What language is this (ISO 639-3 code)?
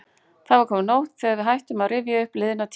isl